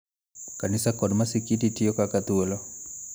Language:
Luo (Kenya and Tanzania)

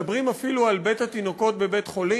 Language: Hebrew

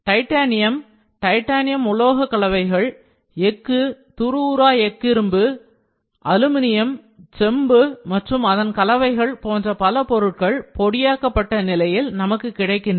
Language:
Tamil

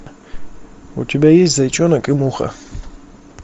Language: Russian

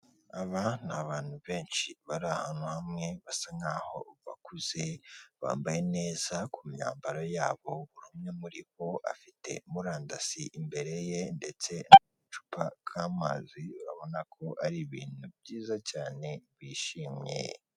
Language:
Kinyarwanda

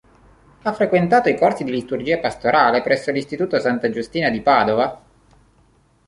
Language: Italian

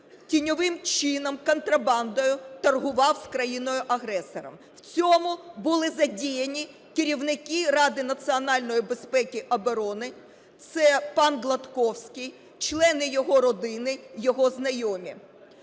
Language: Ukrainian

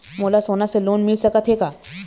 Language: Chhattisgarhi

